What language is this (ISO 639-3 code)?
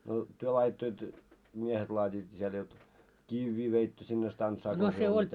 fin